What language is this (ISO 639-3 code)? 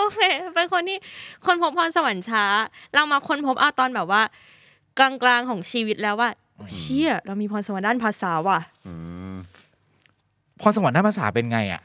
tha